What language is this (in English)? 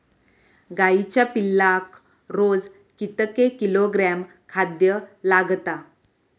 Marathi